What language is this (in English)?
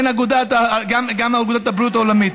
Hebrew